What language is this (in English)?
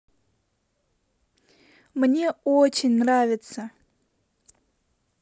Russian